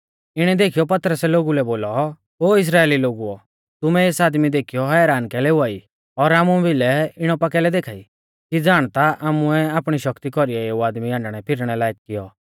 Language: Mahasu Pahari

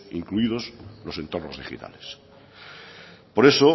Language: Spanish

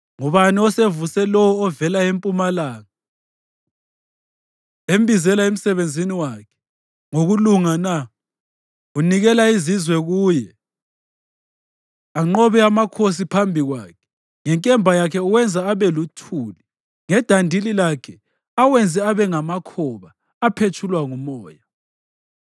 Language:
North Ndebele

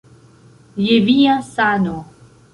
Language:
Esperanto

